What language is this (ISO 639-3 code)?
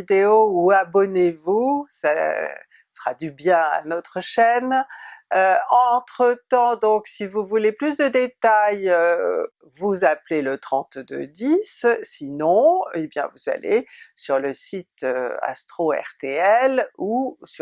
fra